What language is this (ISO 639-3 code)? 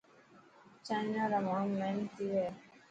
mki